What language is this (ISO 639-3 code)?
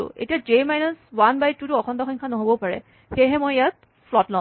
asm